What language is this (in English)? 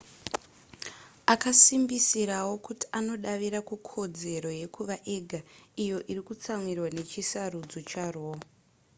Shona